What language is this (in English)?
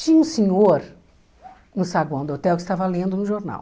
Portuguese